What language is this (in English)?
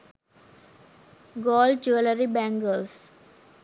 Sinhala